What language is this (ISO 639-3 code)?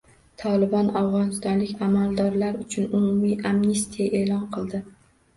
uzb